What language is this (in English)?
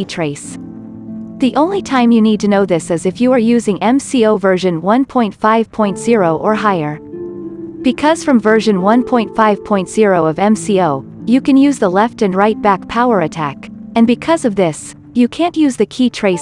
English